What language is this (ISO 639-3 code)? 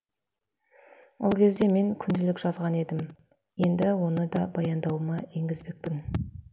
kaz